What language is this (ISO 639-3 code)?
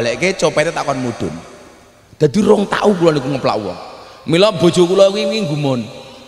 ind